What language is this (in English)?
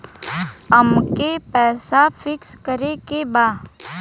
Bhojpuri